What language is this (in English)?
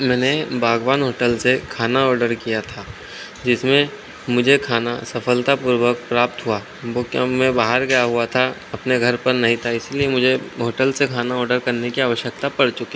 Hindi